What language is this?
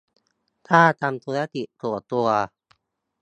Thai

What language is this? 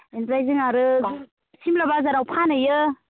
Bodo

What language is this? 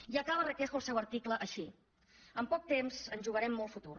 Catalan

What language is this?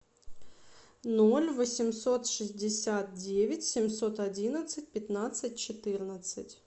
Russian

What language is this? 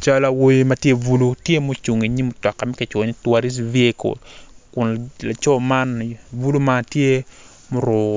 Acoli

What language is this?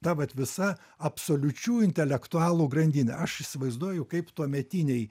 Lithuanian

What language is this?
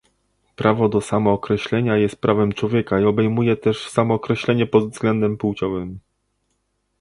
Polish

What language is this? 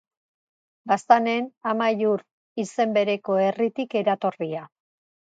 Basque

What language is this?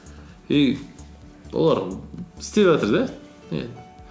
Kazakh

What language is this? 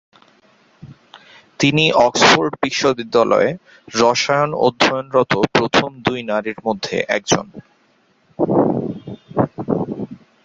Bangla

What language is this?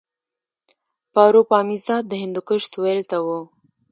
Pashto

